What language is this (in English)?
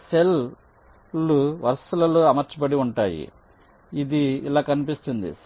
Telugu